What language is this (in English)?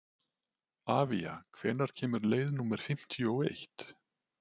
Icelandic